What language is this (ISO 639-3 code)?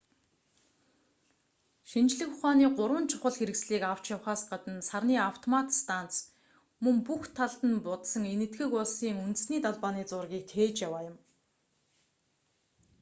mon